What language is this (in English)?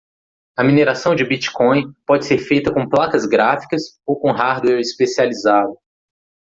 Portuguese